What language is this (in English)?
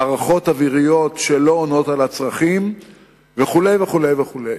Hebrew